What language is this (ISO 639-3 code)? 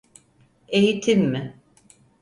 tur